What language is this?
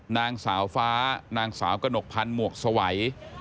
Thai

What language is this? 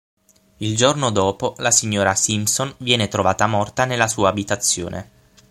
Italian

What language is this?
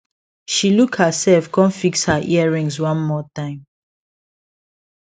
Nigerian Pidgin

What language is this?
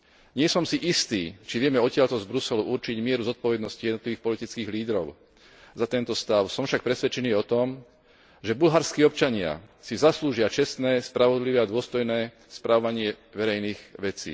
Slovak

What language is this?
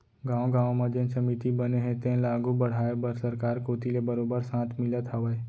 Chhattisgarhi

